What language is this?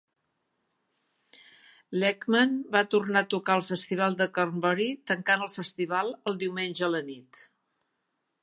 Catalan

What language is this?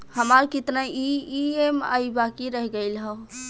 Bhojpuri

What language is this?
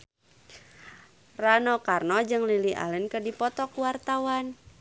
Sundanese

